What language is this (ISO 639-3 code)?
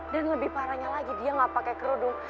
ind